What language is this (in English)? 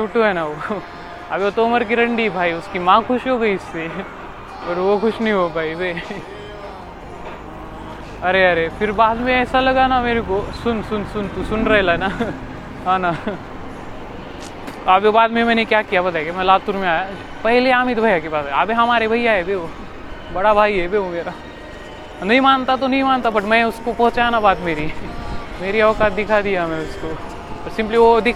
Marathi